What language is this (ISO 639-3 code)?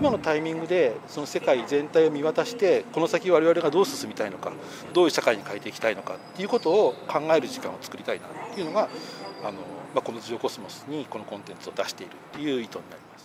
jpn